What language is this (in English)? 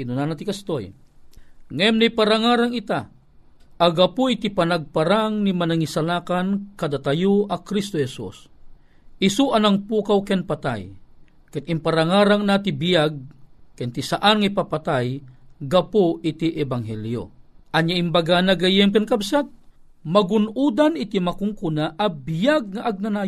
Filipino